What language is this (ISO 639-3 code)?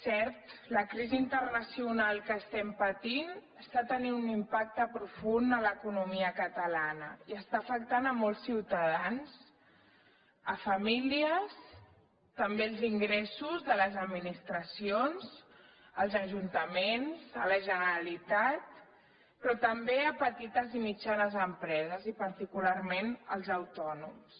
cat